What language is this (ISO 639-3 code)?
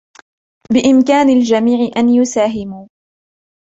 ara